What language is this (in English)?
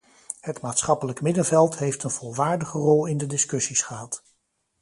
Dutch